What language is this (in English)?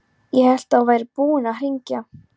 Icelandic